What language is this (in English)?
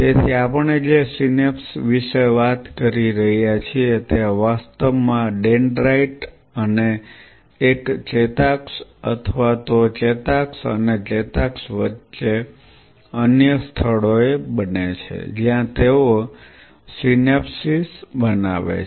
Gujarati